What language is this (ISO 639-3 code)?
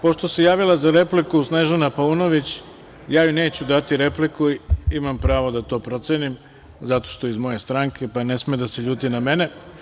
srp